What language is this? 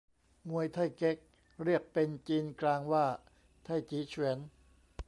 Thai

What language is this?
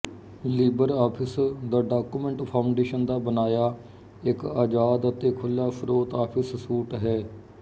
Punjabi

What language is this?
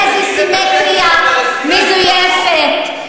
Hebrew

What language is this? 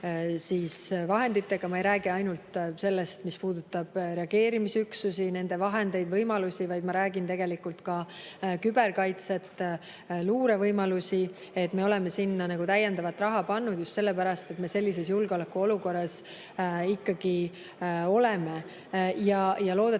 Estonian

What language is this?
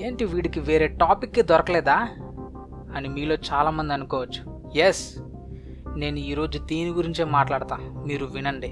Telugu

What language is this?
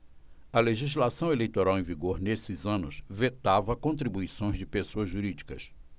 Portuguese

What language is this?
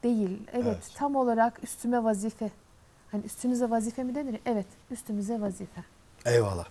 Turkish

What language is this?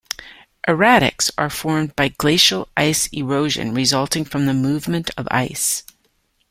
English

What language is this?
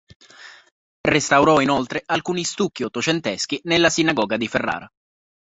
Italian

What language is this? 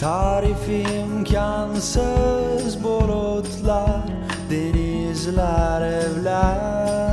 Turkish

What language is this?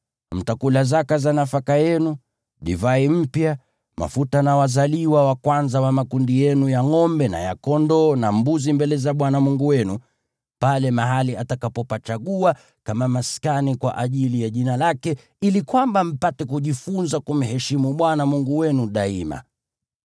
Swahili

